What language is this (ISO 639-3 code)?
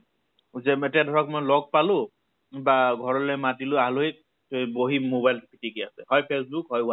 asm